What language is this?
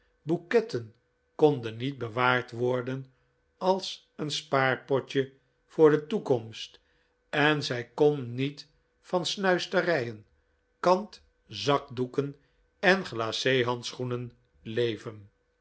Dutch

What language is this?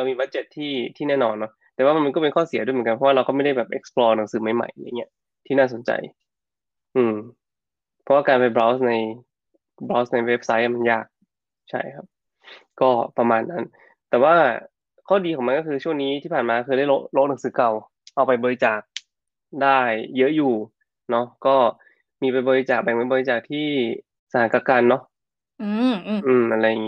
Thai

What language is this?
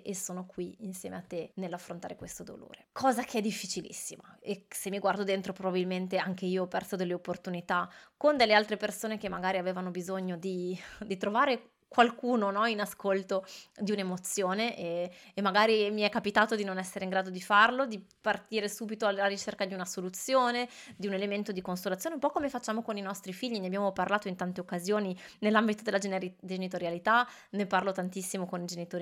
Italian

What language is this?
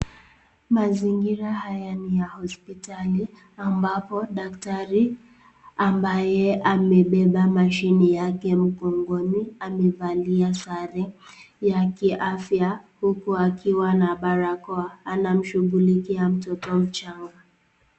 Swahili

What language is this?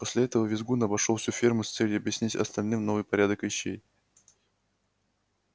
Russian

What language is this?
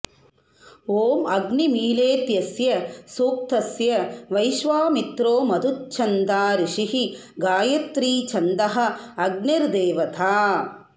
Sanskrit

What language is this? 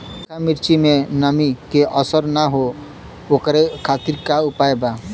Bhojpuri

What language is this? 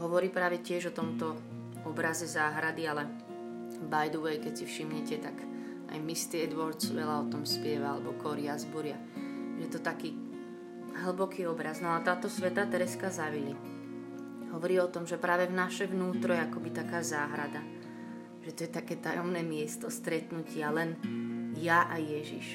Slovak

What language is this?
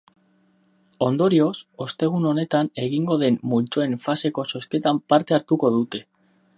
Basque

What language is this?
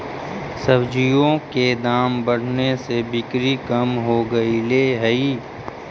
Magahi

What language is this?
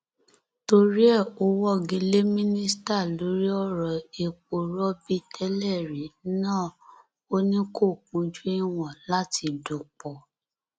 Yoruba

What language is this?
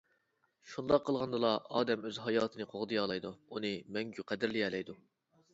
Uyghur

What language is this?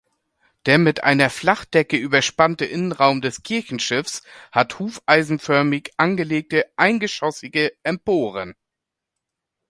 German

